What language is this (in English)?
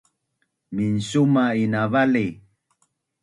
Bunun